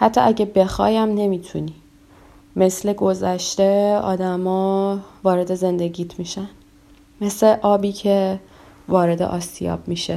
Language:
Persian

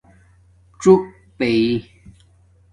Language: Domaaki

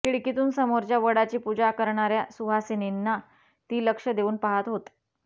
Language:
Marathi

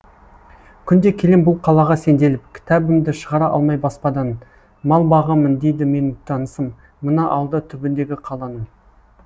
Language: Kazakh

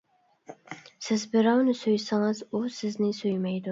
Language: Uyghur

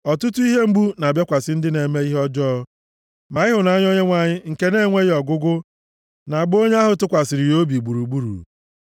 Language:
Igbo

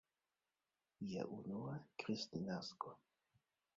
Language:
Esperanto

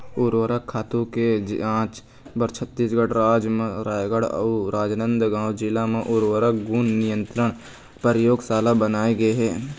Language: Chhattisgarhi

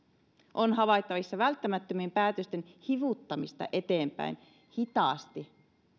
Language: Finnish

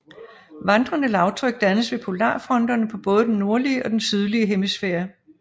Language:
Danish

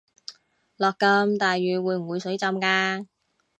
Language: Cantonese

